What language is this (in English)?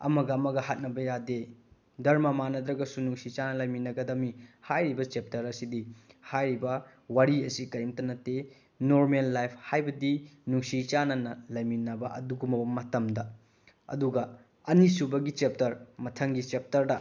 Manipuri